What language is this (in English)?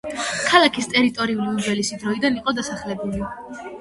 Georgian